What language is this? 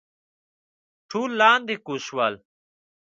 Pashto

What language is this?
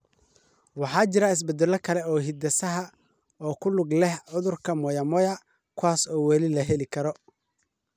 Somali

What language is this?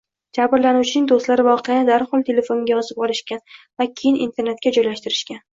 Uzbek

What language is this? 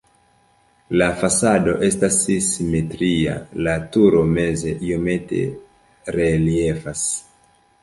Esperanto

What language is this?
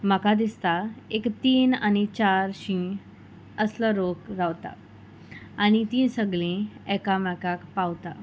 Konkani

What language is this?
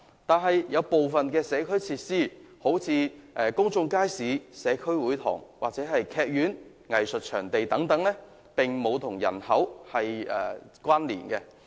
Cantonese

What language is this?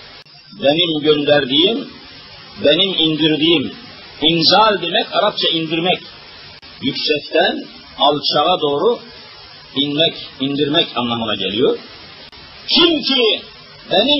Turkish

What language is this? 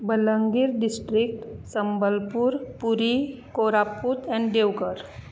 Konkani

